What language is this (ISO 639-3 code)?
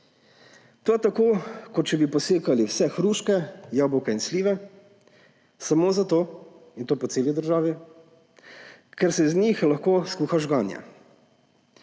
slv